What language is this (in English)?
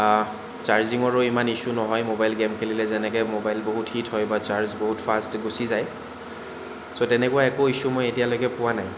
Assamese